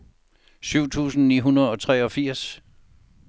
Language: Danish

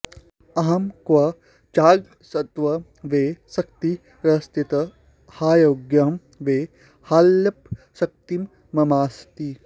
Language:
Sanskrit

